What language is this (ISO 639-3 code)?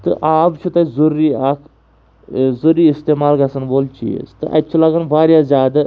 kas